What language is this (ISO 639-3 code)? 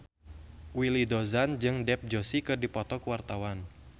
sun